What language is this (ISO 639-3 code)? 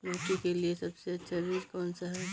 hin